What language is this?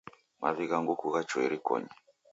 Taita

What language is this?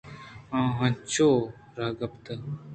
Eastern Balochi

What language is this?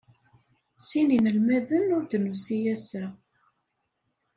Kabyle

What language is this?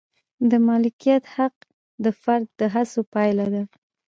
Pashto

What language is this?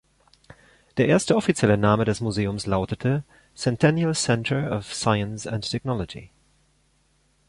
German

